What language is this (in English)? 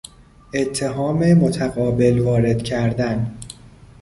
Persian